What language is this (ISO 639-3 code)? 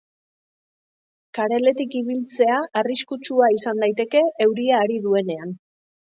eus